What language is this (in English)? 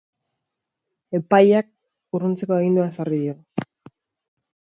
Basque